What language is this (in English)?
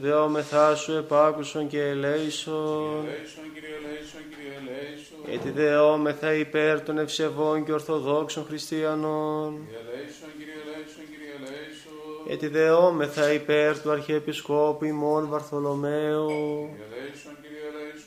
Greek